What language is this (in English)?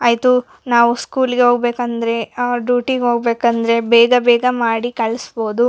Kannada